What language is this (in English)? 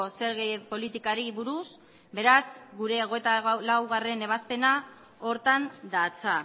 Basque